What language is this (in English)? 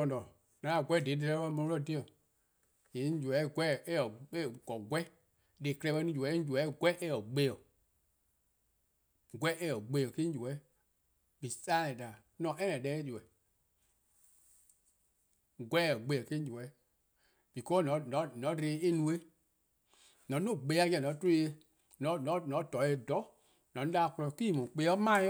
Eastern Krahn